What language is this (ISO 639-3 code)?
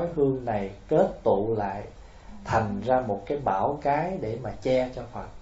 vie